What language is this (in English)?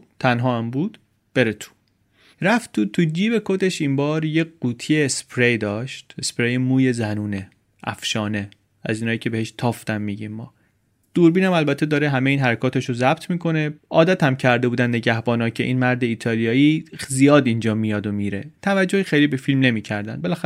Persian